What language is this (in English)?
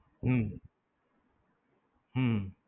Gujarati